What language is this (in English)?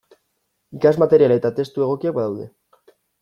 Basque